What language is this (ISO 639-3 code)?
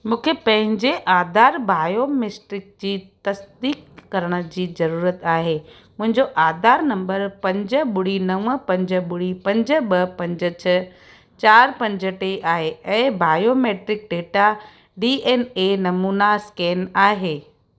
snd